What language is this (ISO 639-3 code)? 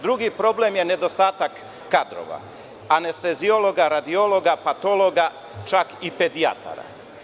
srp